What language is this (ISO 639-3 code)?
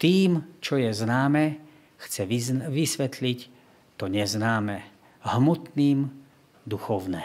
slk